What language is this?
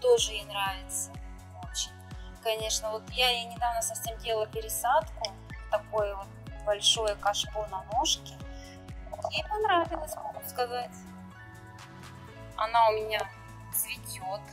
Russian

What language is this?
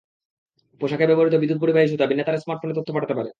Bangla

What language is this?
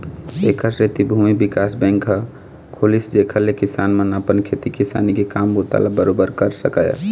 Chhattisgarhi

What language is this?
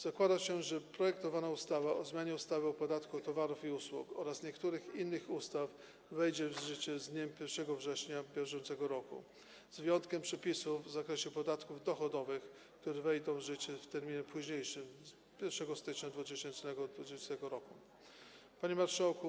Polish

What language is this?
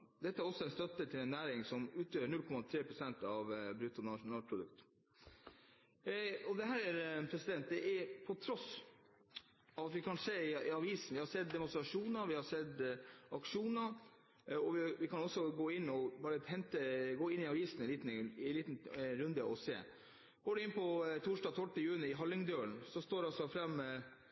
Norwegian Bokmål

